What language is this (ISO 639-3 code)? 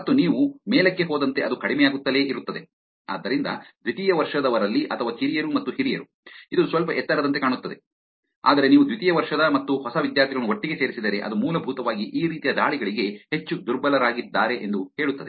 kan